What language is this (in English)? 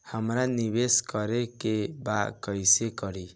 Bhojpuri